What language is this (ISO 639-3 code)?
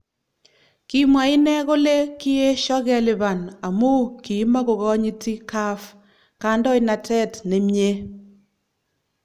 kln